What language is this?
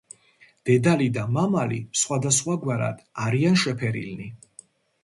Georgian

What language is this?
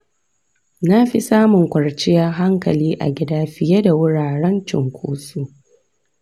Hausa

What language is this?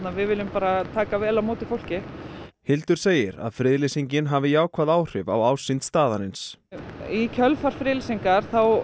Icelandic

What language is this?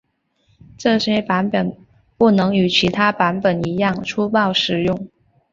Chinese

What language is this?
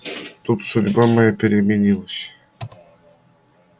Russian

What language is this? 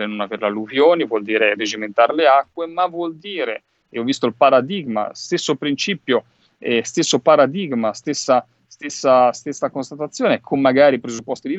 Italian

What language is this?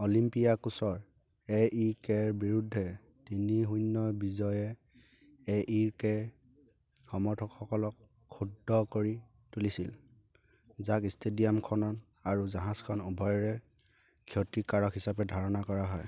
Assamese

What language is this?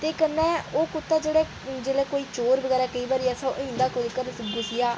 Dogri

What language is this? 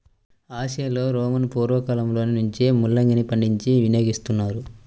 Telugu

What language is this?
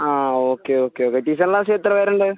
Malayalam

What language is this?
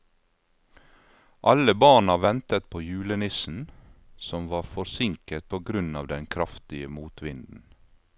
Norwegian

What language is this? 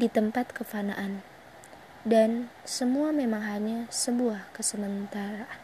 Indonesian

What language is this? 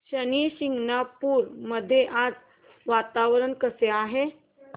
Marathi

